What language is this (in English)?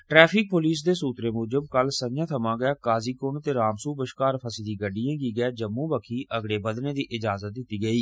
Dogri